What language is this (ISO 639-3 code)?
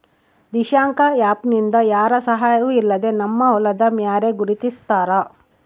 kan